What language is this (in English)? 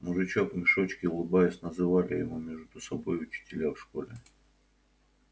Russian